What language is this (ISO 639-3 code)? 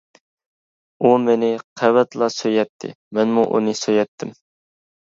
uig